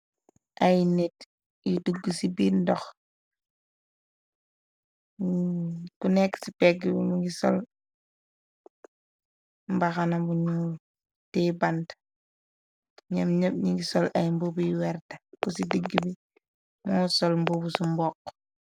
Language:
Wolof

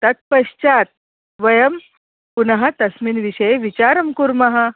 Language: Sanskrit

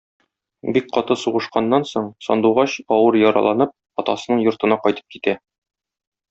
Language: Tatar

